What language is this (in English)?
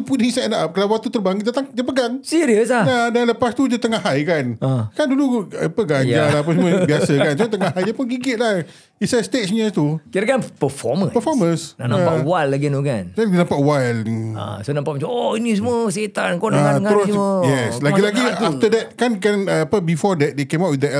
Malay